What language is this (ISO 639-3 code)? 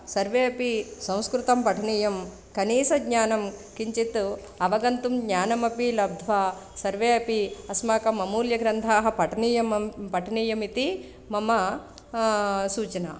san